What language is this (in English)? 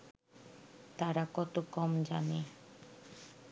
Bangla